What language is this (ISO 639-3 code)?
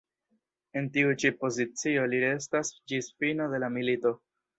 epo